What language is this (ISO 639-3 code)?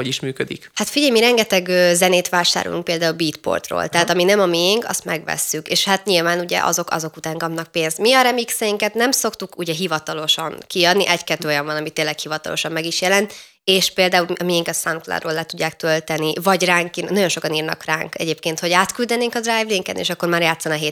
hun